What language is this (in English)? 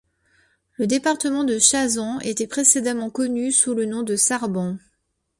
French